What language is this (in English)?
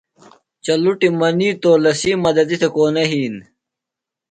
Phalura